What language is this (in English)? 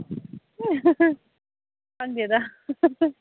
Manipuri